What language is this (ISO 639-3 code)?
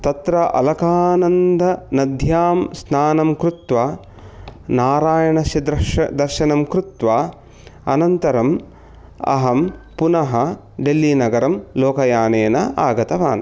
san